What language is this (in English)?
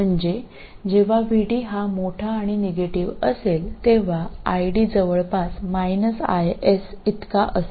Marathi